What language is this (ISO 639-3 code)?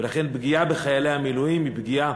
heb